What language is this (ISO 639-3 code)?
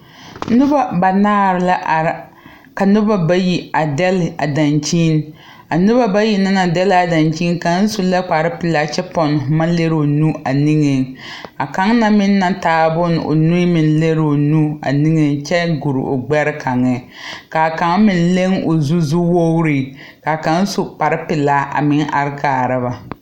dga